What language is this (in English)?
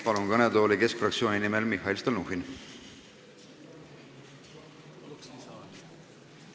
Estonian